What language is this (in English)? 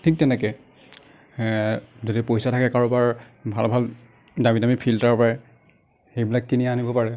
Assamese